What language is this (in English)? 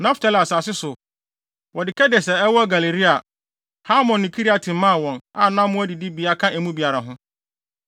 Akan